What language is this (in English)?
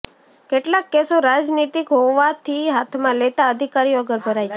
Gujarati